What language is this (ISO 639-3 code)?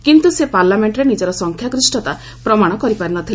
ori